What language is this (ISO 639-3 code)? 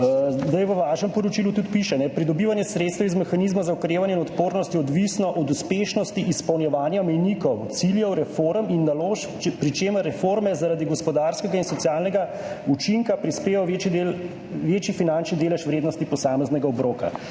slv